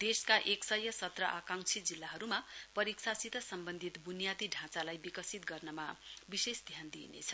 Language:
Nepali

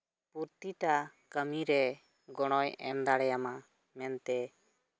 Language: Santali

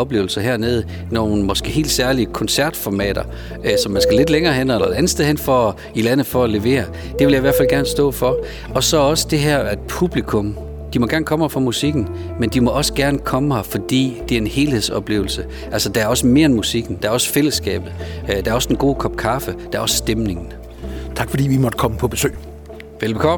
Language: Danish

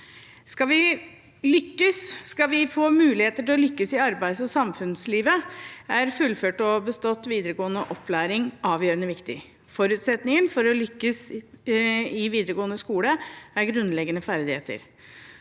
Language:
Norwegian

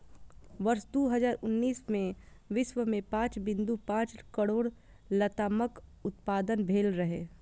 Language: Maithili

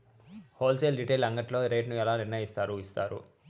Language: Telugu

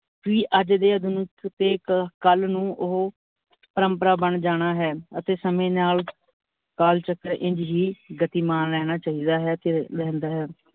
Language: Punjabi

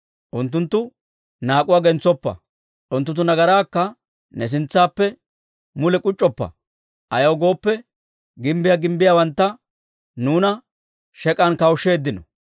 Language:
Dawro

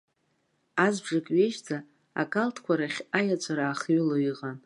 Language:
Abkhazian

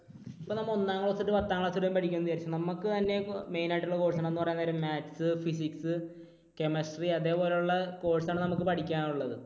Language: Malayalam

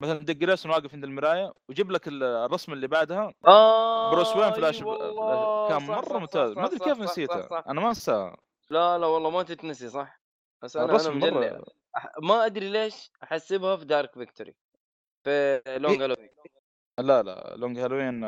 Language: Arabic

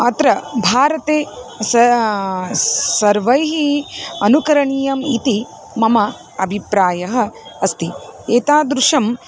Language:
Sanskrit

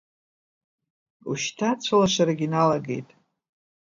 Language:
Abkhazian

